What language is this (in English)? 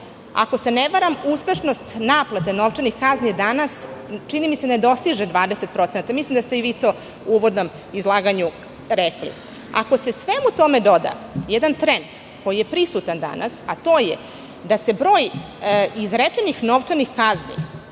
Serbian